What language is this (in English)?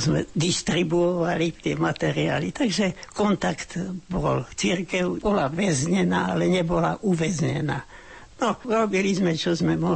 Slovak